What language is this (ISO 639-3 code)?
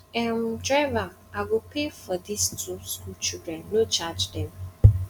pcm